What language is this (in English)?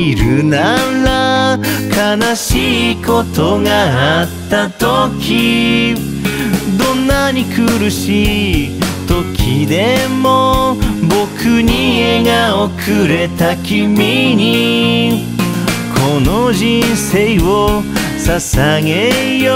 Korean